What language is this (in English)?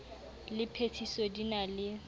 Southern Sotho